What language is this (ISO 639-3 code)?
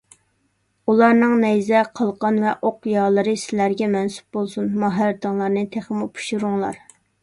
uig